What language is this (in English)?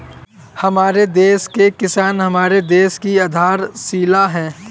Hindi